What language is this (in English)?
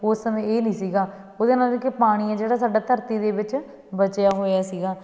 Punjabi